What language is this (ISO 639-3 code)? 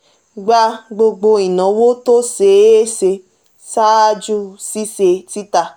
yor